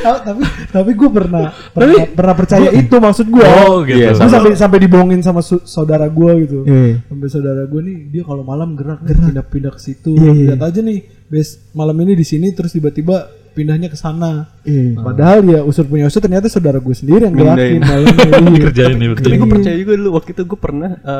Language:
Indonesian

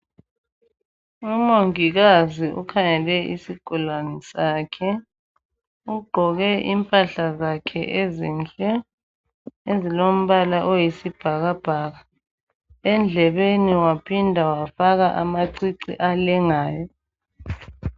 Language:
North Ndebele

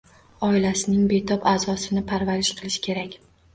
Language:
Uzbek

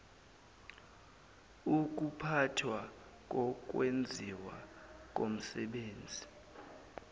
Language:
Zulu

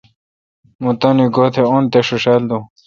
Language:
Kalkoti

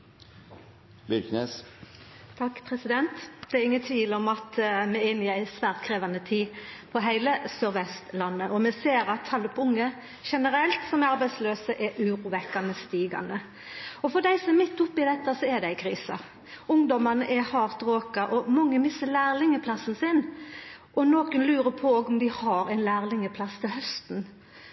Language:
Norwegian Nynorsk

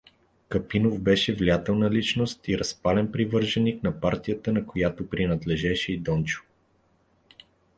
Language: Bulgarian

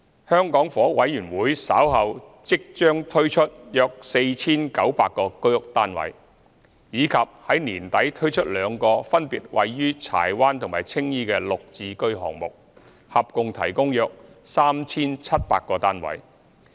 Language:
Cantonese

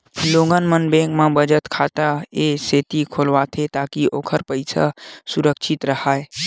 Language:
Chhattisgarhi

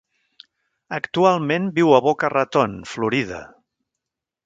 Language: Catalan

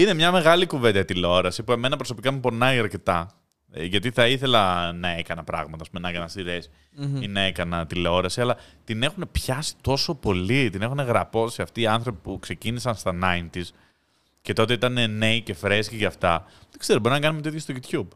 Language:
Greek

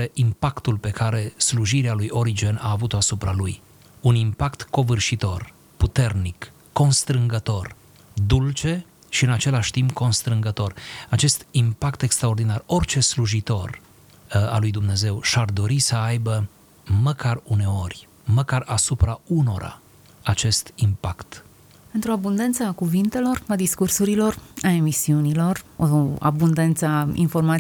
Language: Romanian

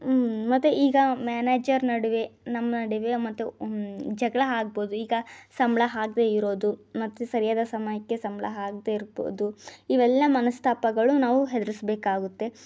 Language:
Kannada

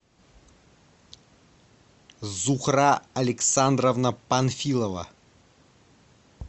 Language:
Russian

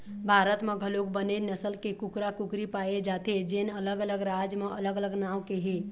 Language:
Chhattisgarhi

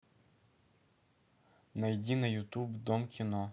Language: Russian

